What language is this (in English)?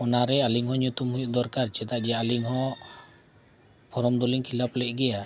Santali